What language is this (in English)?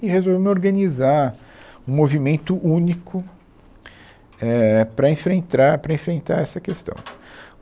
Portuguese